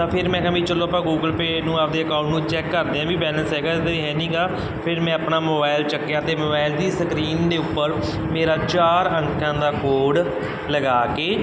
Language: Punjabi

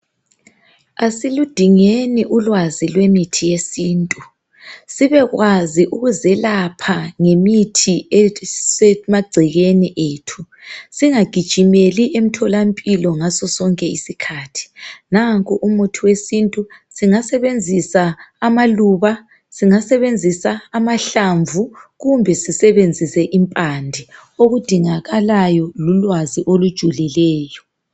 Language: North Ndebele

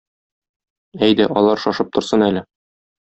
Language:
Tatar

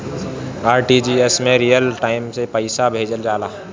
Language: Bhojpuri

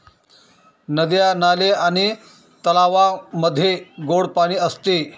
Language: Marathi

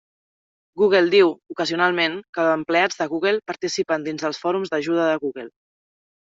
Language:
Catalan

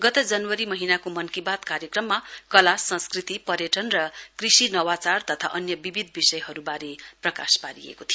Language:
Nepali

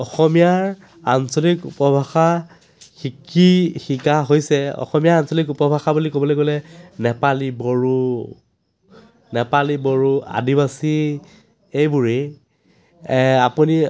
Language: Assamese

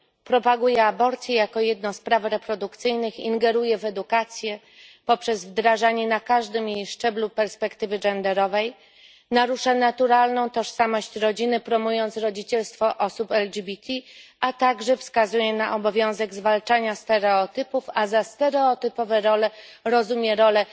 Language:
Polish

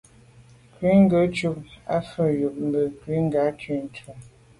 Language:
Medumba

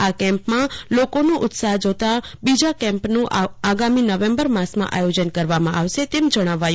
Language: Gujarati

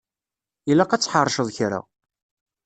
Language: Kabyle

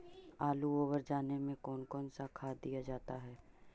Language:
Magahi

